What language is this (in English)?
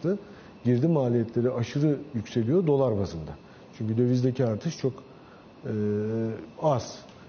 Turkish